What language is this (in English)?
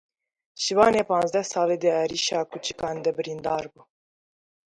Kurdish